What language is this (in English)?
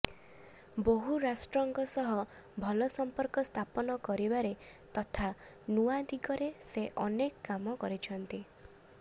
Odia